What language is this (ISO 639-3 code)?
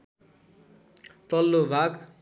nep